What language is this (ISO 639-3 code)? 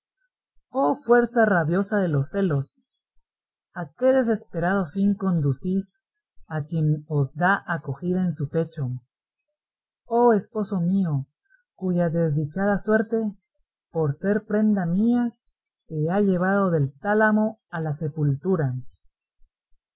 spa